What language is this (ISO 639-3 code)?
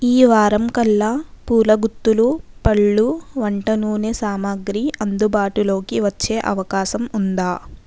tel